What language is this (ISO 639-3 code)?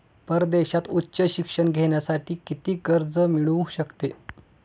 mar